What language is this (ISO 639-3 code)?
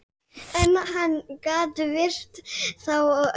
isl